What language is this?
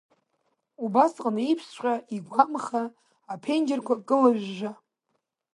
Abkhazian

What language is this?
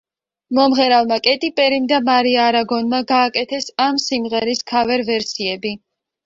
Georgian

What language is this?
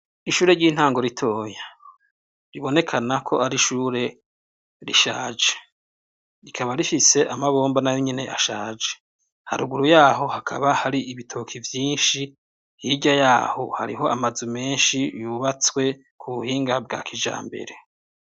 Rundi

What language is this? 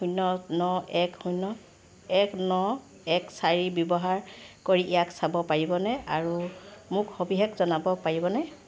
Assamese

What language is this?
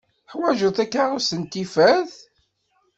Kabyle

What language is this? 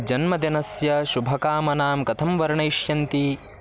Sanskrit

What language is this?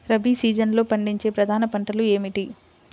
Telugu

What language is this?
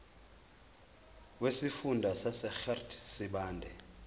Zulu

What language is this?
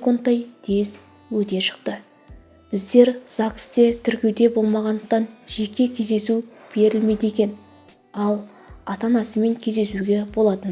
Turkish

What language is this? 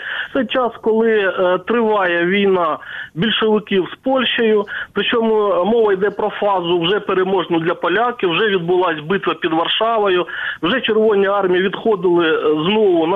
Ukrainian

